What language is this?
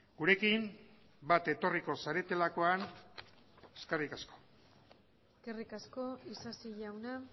Basque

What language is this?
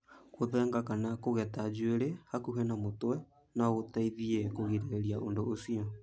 Kikuyu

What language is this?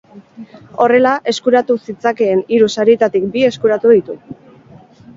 Basque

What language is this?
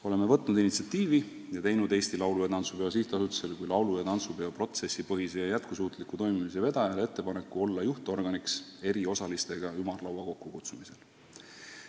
Estonian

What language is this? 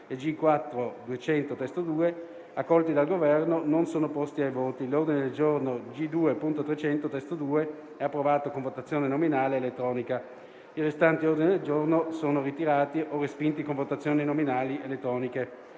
Italian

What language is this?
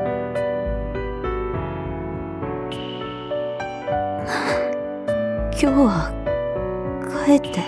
Japanese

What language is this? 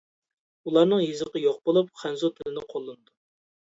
Uyghur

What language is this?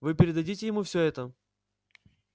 Russian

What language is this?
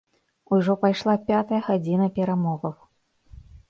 Belarusian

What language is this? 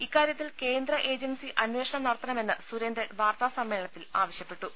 Malayalam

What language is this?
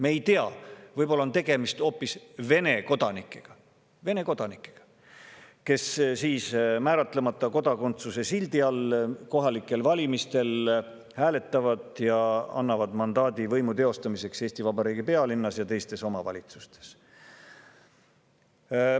Estonian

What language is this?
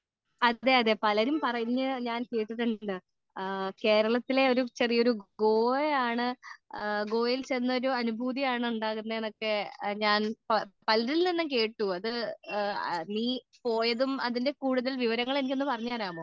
Malayalam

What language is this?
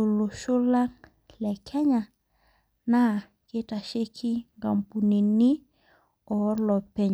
Masai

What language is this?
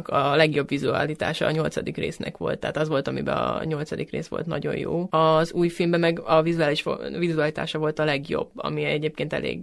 Hungarian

